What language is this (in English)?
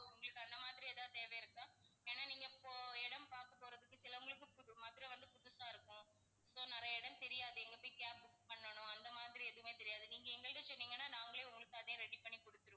Tamil